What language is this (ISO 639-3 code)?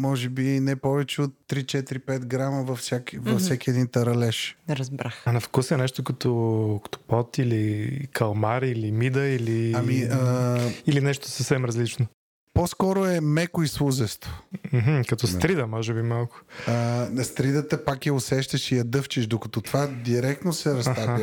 bul